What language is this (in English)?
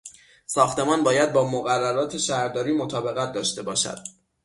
Persian